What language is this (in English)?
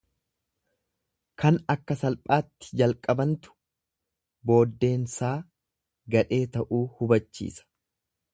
Oromo